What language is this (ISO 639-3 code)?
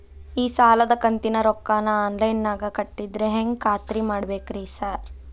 kan